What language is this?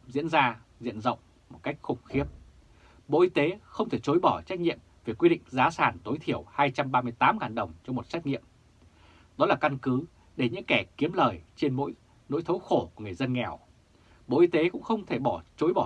Vietnamese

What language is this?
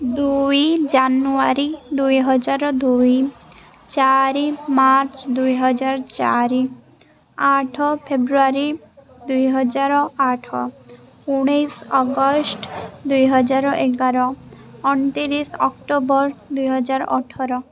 Odia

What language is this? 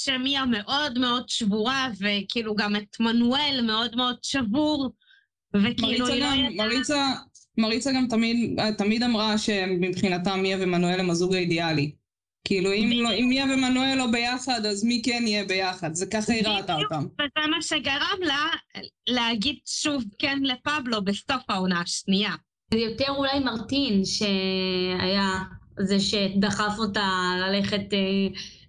Hebrew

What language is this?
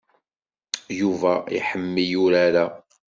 Kabyle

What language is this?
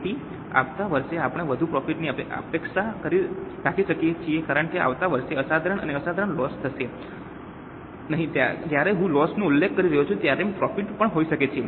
Gujarati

